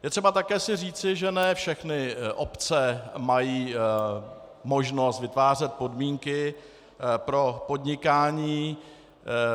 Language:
Czech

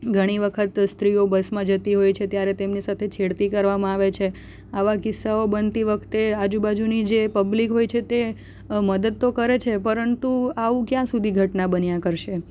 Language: Gujarati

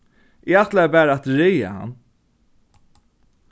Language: Faroese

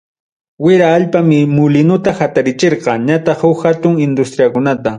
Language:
Ayacucho Quechua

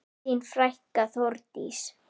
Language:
Icelandic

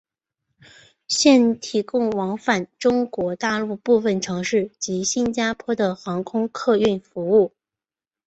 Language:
Chinese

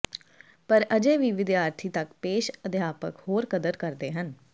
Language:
Punjabi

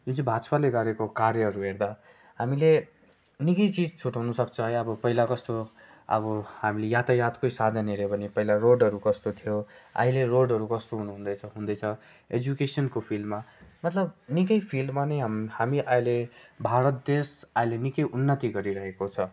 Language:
Nepali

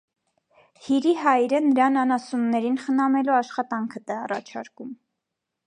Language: Armenian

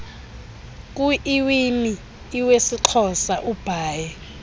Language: Xhosa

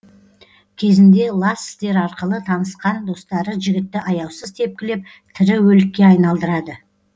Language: Kazakh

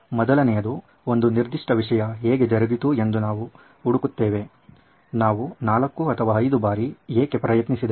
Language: Kannada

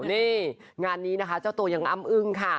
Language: Thai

